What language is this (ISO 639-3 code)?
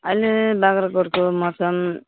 nep